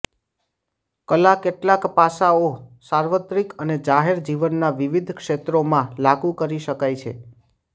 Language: Gujarati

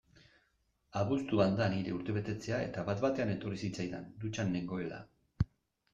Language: Basque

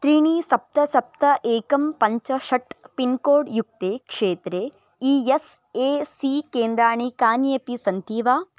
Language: Sanskrit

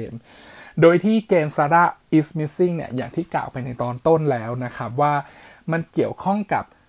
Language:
Thai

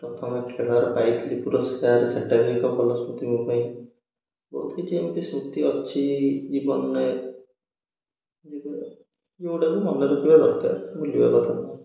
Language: Odia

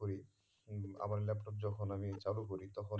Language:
Bangla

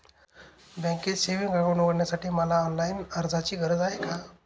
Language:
Marathi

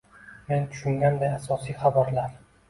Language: Uzbek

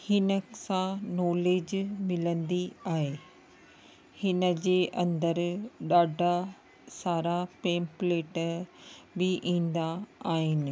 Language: Sindhi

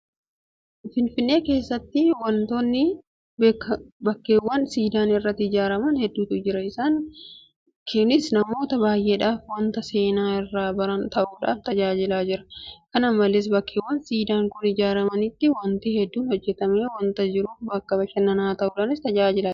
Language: Oromo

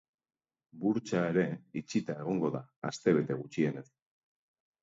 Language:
Basque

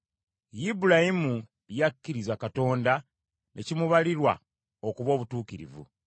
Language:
Ganda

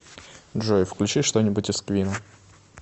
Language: Russian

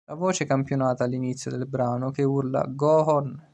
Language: Italian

